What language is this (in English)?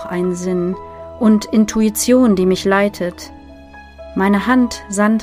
German